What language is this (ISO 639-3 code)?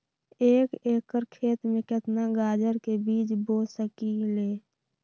mag